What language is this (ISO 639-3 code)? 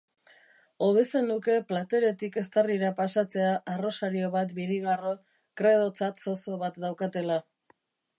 eus